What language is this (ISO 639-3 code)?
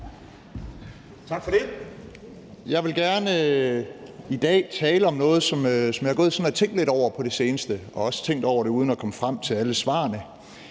dan